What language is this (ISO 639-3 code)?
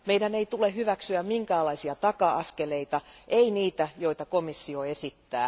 fin